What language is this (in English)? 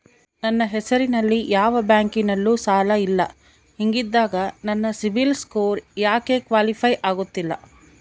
Kannada